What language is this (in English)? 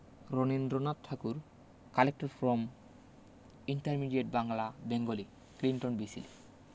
Bangla